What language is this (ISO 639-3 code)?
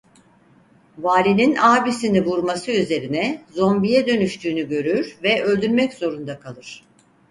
tur